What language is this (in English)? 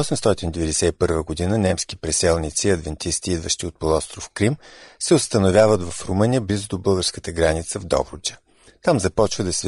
Bulgarian